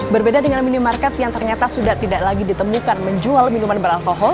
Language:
Indonesian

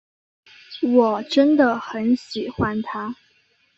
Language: Chinese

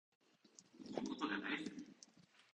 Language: Japanese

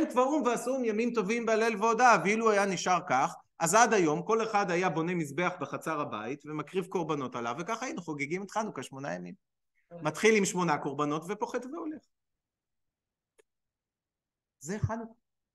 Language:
Hebrew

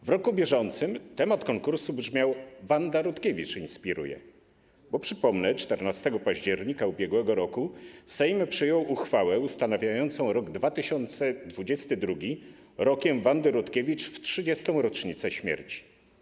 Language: Polish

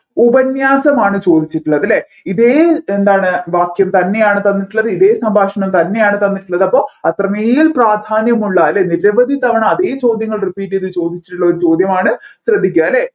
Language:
Malayalam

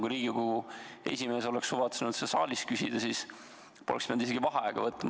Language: Estonian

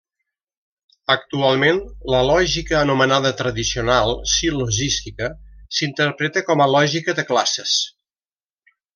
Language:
Catalan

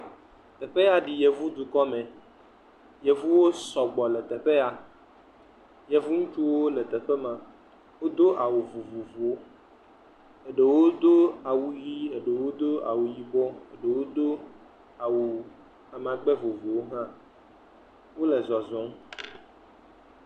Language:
Ewe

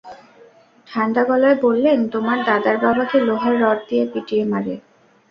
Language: Bangla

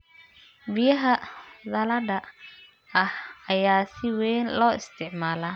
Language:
Somali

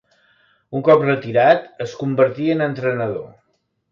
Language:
Catalan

